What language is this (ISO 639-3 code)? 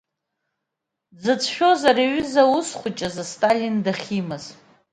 abk